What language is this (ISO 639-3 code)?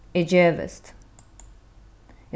fao